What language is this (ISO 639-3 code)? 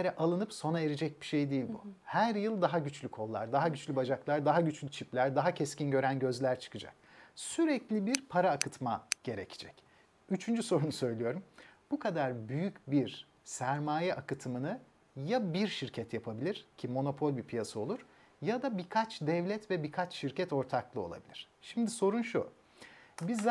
tur